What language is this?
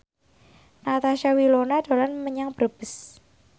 Javanese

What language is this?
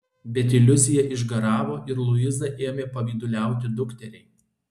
Lithuanian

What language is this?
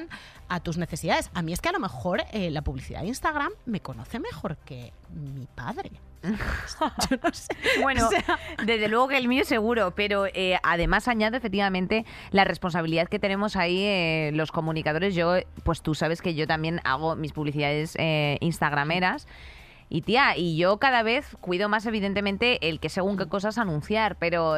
Spanish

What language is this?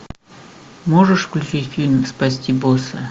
Russian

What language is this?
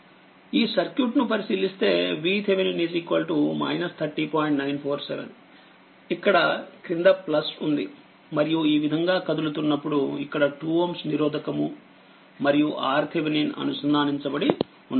Telugu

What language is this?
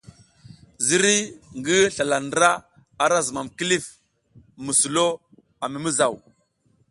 South Giziga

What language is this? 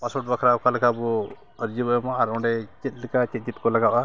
Santali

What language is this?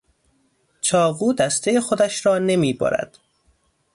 Persian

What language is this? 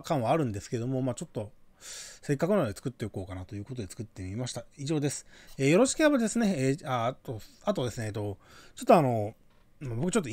Japanese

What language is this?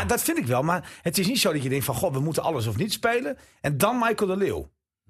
Dutch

